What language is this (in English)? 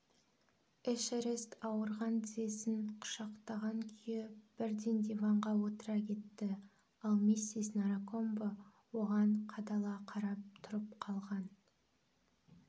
Kazakh